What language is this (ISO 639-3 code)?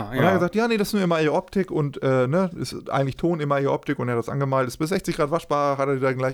deu